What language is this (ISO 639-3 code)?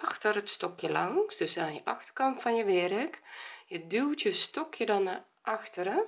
nld